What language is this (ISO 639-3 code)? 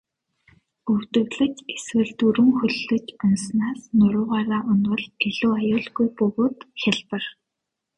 mon